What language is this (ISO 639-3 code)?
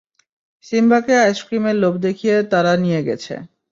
ben